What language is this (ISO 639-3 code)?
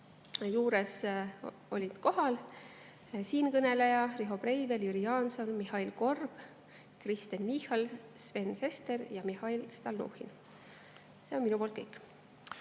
est